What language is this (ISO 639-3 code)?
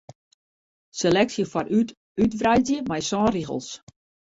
fry